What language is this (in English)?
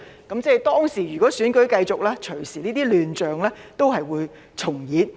Cantonese